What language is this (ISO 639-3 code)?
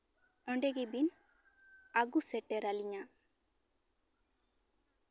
sat